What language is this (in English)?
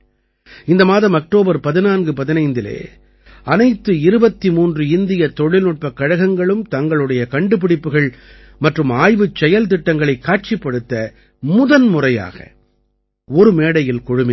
Tamil